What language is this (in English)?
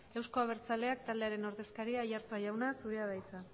Basque